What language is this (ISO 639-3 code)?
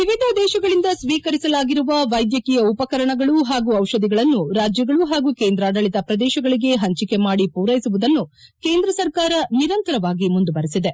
kan